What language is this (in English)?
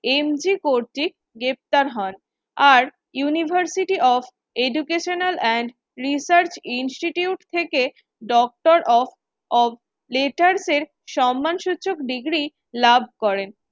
Bangla